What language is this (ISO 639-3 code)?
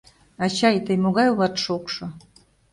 chm